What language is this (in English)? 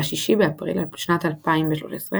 Hebrew